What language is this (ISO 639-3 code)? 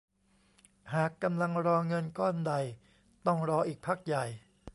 tha